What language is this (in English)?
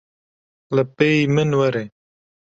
Kurdish